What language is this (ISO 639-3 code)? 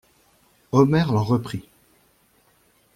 fra